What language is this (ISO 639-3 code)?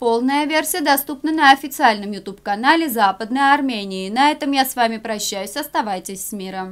rus